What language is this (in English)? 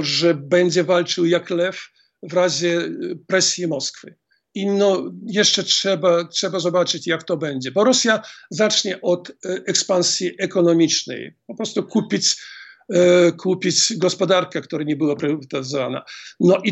Polish